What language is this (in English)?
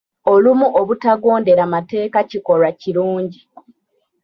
Ganda